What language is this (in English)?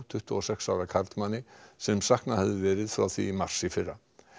Icelandic